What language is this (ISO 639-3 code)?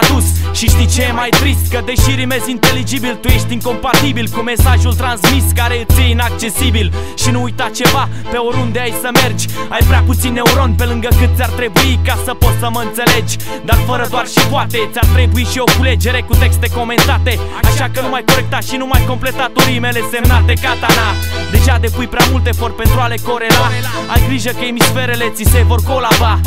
ron